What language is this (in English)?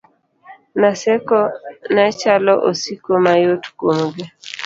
Luo (Kenya and Tanzania)